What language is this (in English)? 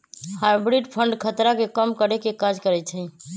Magahi